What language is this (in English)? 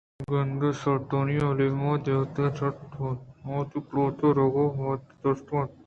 Eastern Balochi